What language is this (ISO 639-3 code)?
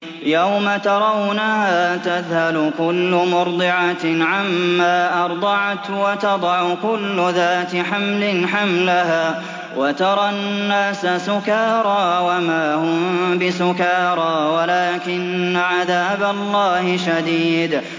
ara